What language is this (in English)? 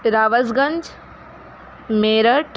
Hindi